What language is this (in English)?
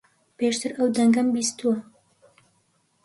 Central Kurdish